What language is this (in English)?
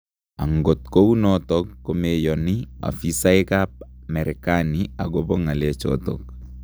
Kalenjin